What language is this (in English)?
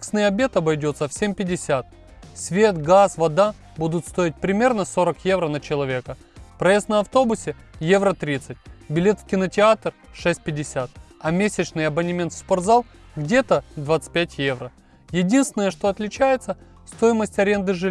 Russian